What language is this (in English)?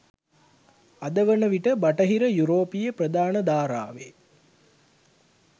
Sinhala